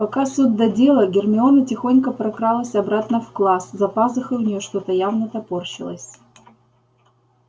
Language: Russian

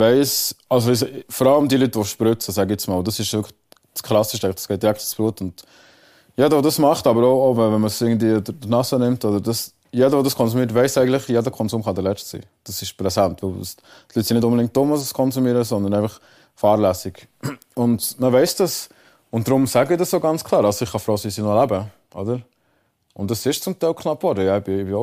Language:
German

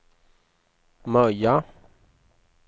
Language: Swedish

